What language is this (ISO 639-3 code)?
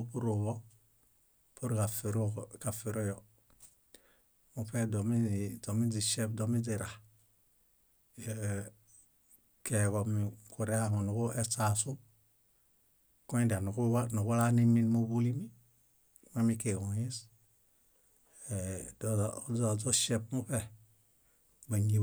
bda